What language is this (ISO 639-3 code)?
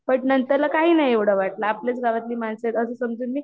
mar